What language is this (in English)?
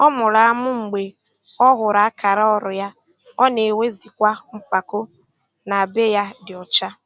Igbo